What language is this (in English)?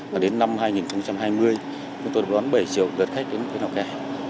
Vietnamese